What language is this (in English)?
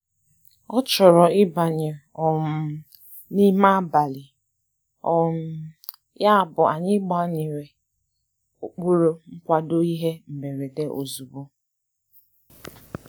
Igbo